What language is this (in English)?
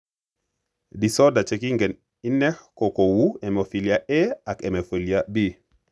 Kalenjin